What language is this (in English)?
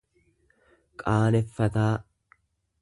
Oromo